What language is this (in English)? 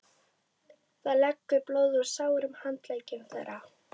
Icelandic